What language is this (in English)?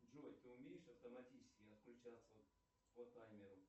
Russian